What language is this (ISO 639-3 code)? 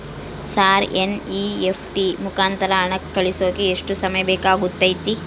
kan